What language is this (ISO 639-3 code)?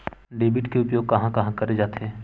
hne